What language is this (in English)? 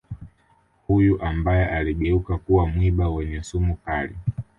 Swahili